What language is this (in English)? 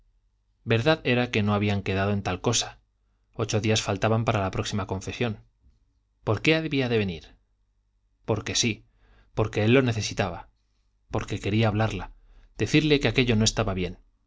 Spanish